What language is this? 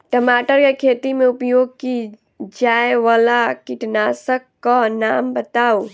Maithili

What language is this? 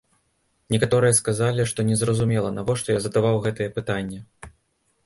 Belarusian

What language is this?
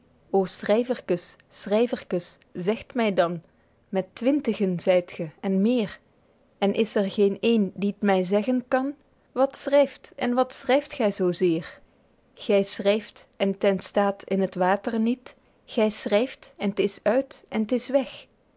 Dutch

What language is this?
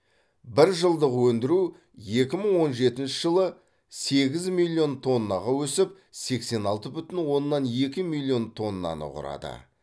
Kazakh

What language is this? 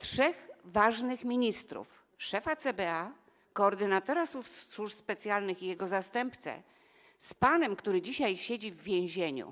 Polish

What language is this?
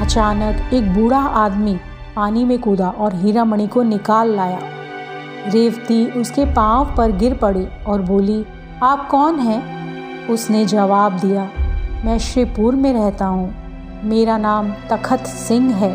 Hindi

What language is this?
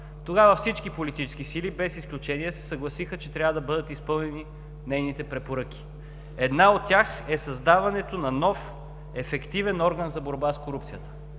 Bulgarian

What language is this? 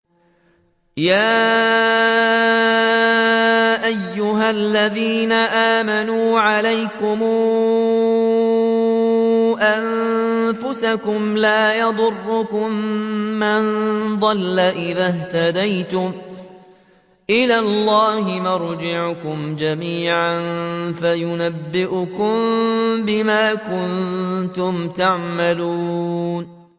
Arabic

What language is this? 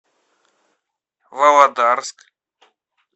Russian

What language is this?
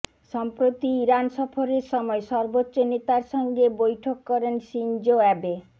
Bangla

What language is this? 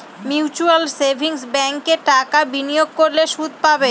Bangla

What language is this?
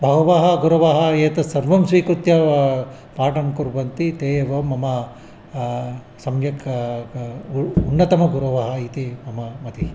Sanskrit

